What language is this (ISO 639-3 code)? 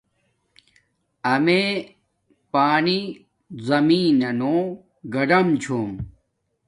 dmk